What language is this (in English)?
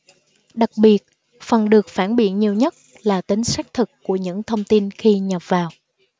Vietnamese